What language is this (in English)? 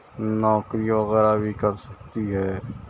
Urdu